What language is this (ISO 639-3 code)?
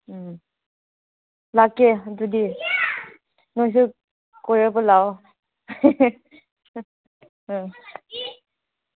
mni